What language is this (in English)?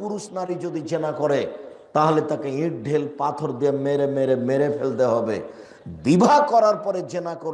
Bangla